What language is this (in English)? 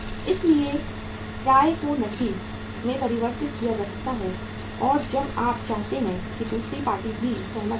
Hindi